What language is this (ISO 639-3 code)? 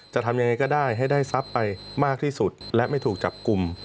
tha